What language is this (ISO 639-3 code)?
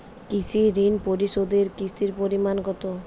ben